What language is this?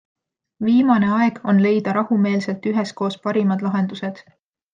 Estonian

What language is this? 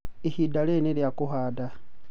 Kikuyu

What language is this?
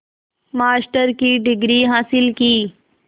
Hindi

